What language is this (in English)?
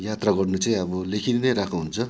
Nepali